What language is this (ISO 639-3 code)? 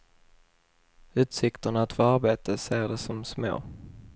swe